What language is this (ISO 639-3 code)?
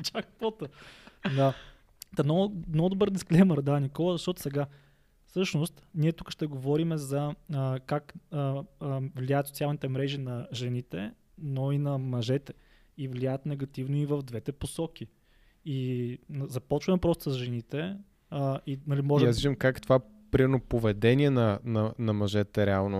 bul